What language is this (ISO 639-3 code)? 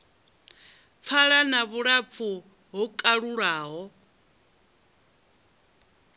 ven